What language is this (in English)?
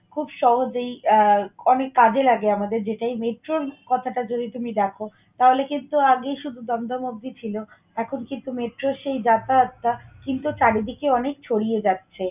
Bangla